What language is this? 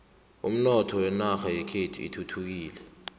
South Ndebele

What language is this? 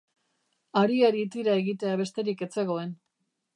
Basque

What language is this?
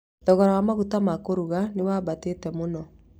Kikuyu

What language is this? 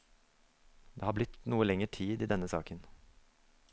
Norwegian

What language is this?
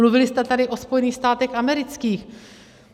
Czech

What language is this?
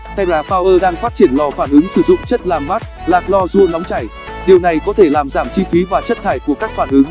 Vietnamese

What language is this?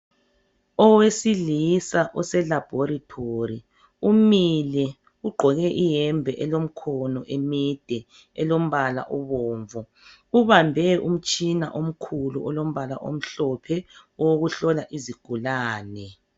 North Ndebele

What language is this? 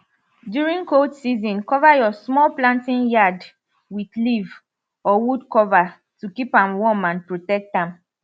Nigerian Pidgin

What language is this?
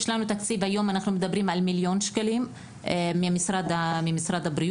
Hebrew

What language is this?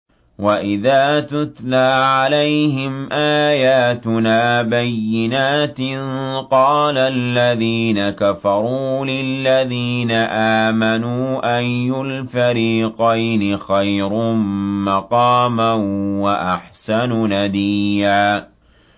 Arabic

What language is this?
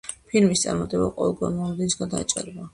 Georgian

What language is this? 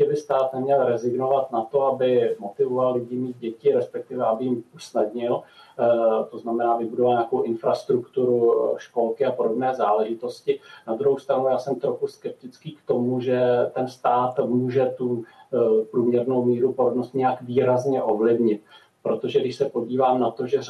Czech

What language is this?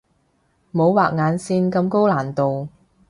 Cantonese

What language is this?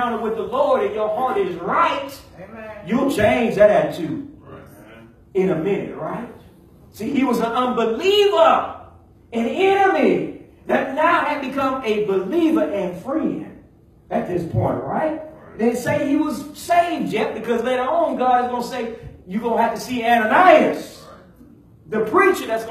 English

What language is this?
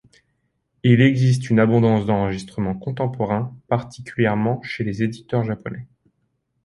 French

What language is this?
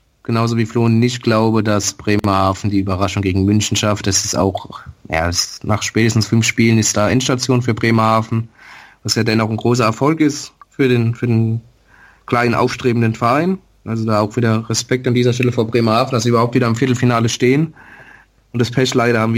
German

